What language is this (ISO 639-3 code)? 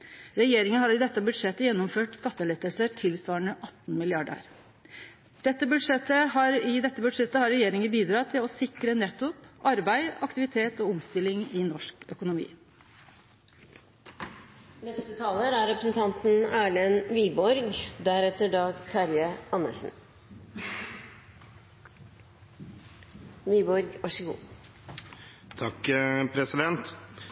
nno